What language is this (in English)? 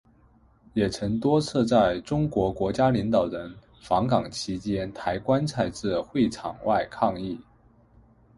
Chinese